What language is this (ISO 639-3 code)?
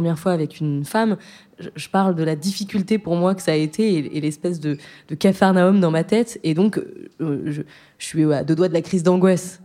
fra